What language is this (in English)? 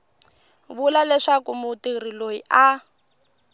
Tsonga